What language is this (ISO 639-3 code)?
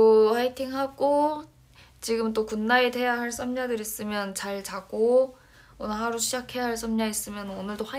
kor